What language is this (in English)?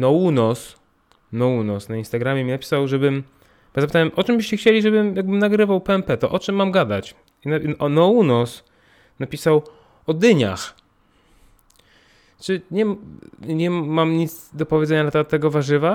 Polish